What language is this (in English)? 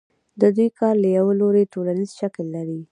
Pashto